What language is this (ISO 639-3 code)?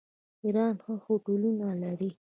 pus